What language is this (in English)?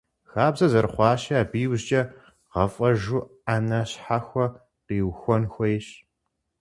Kabardian